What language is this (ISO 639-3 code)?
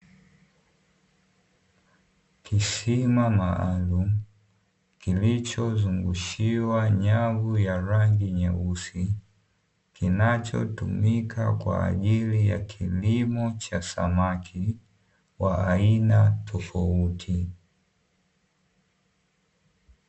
swa